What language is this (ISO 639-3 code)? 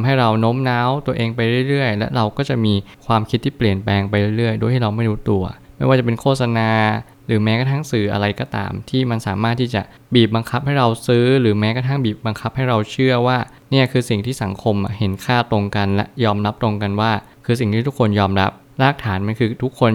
tha